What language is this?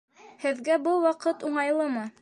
Bashkir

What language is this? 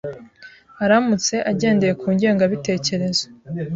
Kinyarwanda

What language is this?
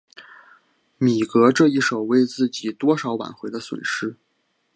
Chinese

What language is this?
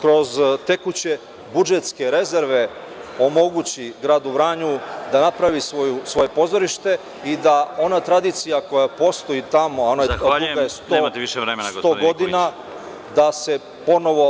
Serbian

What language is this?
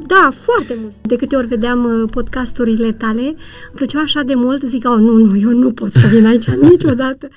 Romanian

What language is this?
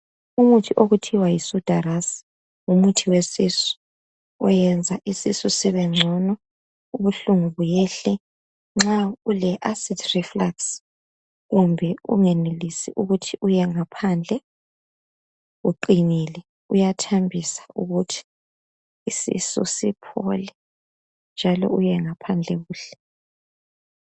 North Ndebele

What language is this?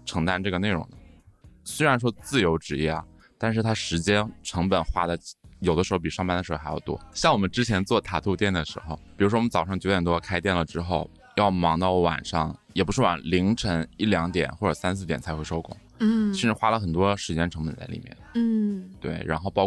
Chinese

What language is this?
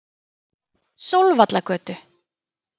Icelandic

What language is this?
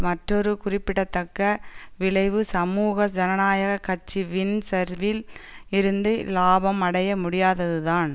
Tamil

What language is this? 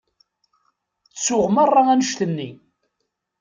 Kabyle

